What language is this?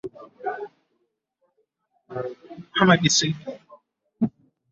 Ganda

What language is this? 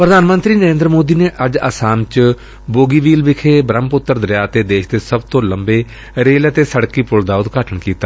Punjabi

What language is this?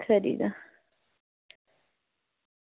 Dogri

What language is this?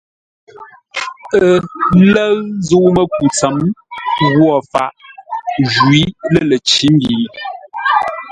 Ngombale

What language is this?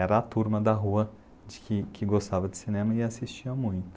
Portuguese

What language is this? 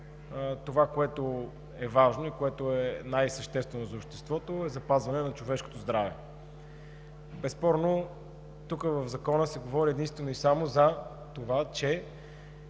Bulgarian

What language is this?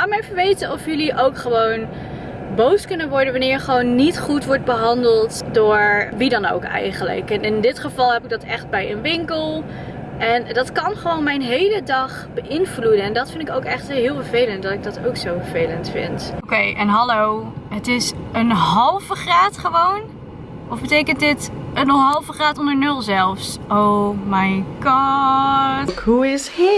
Dutch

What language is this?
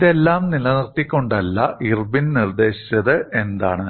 Malayalam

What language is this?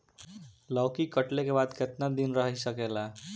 Bhojpuri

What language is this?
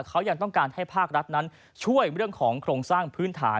Thai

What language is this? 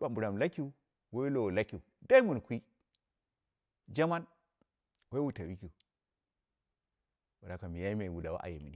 Dera (Nigeria)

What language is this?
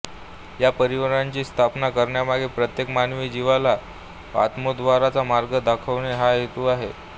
Marathi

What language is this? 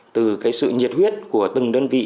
Vietnamese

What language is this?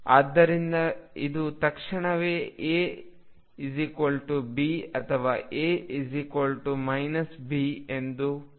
Kannada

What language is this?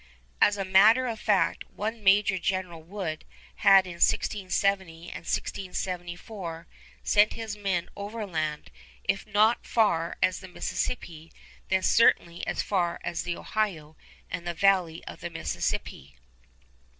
English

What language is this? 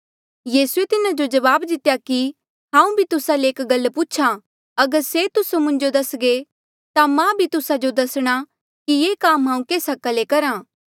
Mandeali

